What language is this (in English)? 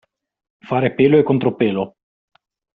Italian